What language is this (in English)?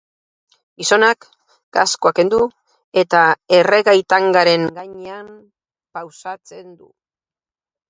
Basque